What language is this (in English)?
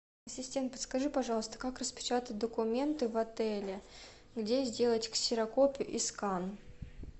Russian